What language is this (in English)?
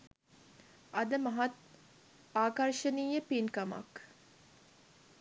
Sinhala